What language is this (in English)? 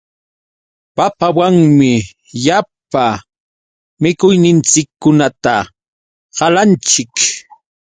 Yauyos Quechua